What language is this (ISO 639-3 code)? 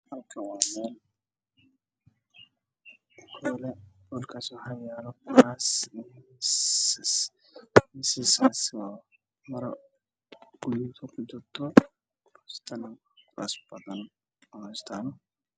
som